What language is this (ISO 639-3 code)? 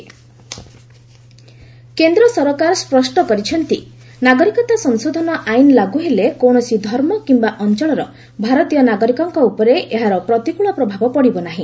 ori